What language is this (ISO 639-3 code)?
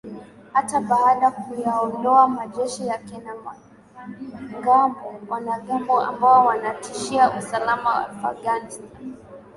swa